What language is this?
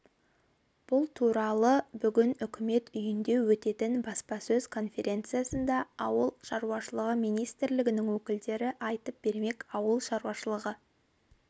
Kazakh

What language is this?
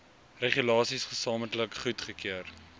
Afrikaans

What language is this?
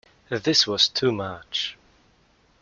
English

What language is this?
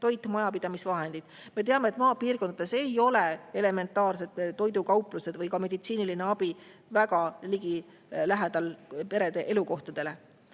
Estonian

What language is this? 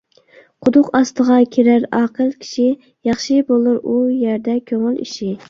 Uyghur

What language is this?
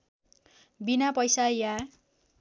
Nepali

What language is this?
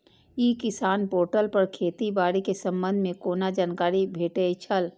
Maithili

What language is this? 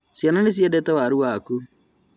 Kikuyu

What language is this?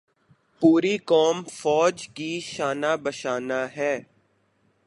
Urdu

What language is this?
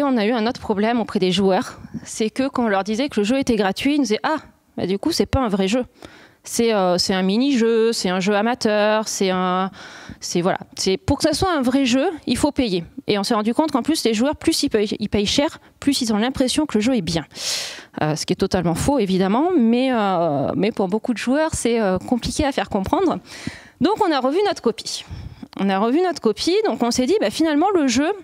French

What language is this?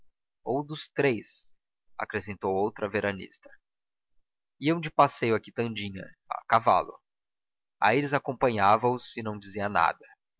Portuguese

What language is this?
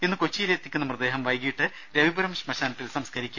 Malayalam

